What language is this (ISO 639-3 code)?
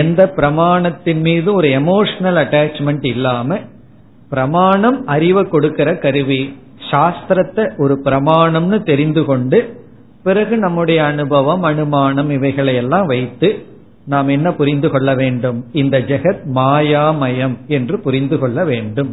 tam